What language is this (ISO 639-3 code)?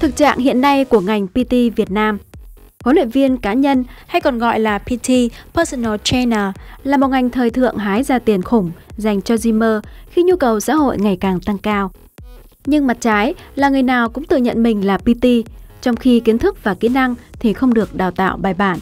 vie